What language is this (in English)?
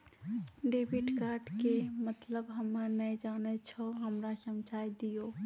Maithili